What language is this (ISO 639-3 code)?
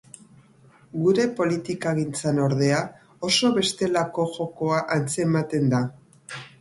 eus